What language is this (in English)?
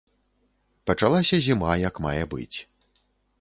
Belarusian